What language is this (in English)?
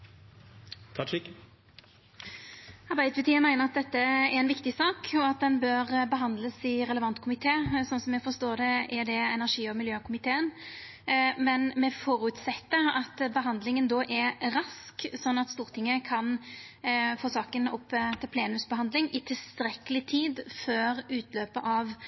Norwegian Nynorsk